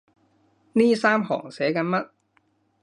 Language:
Cantonese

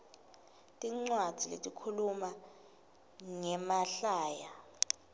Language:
Swati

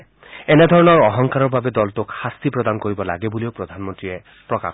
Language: Assamese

